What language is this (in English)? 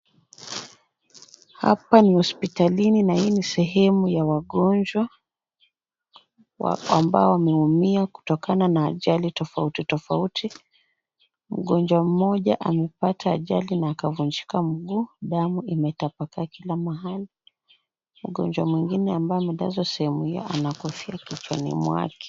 Swahili